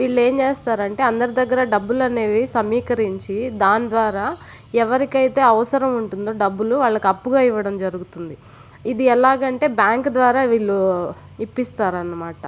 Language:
Telugu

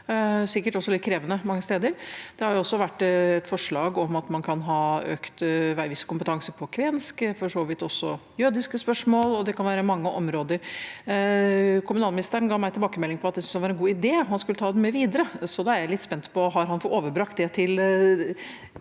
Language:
Norwegian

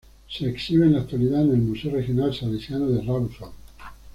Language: Spanish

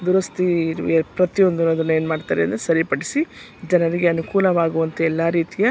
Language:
Kannada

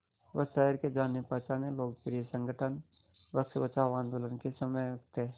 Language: Hindi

